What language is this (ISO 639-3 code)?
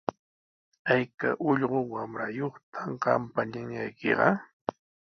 qws